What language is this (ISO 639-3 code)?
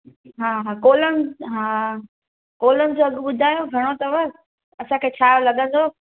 snd